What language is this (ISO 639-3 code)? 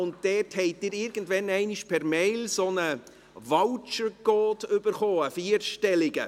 gsw